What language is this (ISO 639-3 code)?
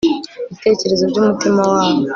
kin